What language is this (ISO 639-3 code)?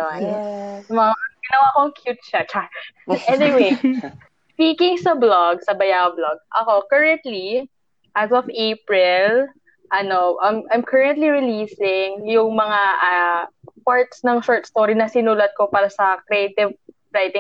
fil